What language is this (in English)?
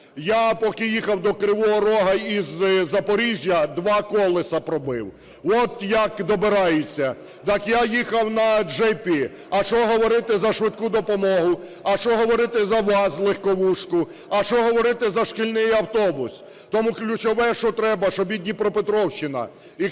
Ukrainian